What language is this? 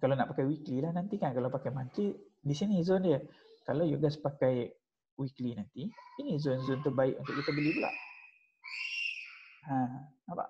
Malay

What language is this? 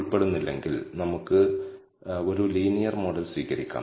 Malayalam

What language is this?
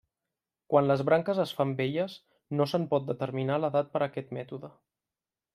Catalan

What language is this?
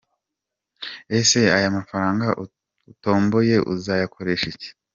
Kinyarwanda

